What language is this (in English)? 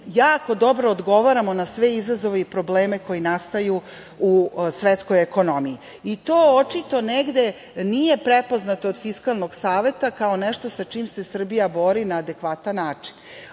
Serbian